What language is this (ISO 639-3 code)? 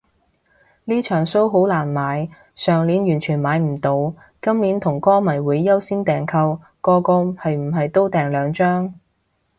yue